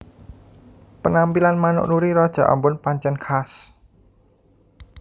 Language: Javanese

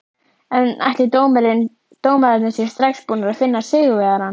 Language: Icelandic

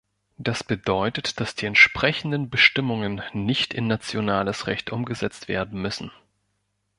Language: German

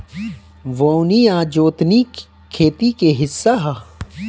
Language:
Bhojpuri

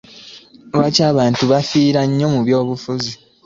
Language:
Ganda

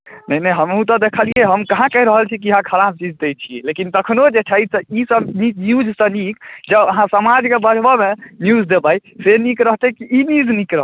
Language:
Maithili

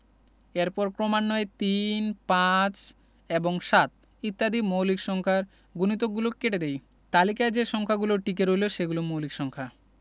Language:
Bangla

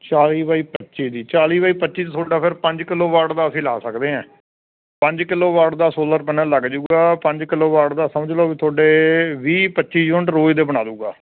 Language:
Punjabi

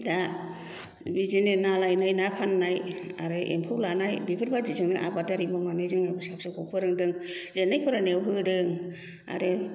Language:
Bodo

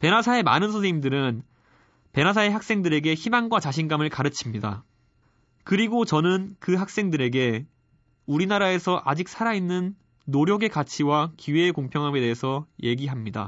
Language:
Korean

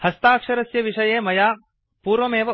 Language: Sanskrit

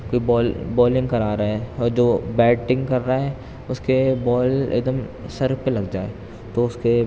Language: Urdu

